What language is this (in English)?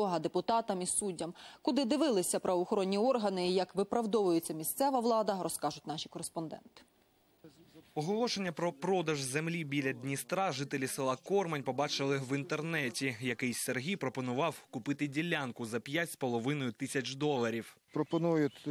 Ukrainian